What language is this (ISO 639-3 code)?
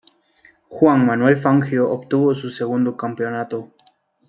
spa